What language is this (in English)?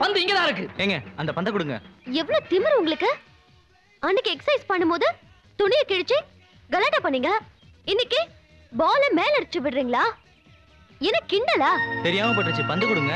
Tamil